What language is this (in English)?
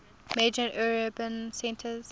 English